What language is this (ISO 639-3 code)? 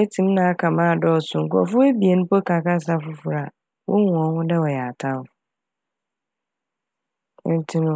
aka